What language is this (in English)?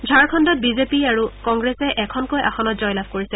Assamese